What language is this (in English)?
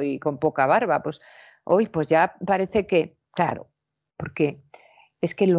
Spanish